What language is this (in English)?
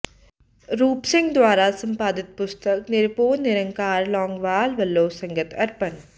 Punjabi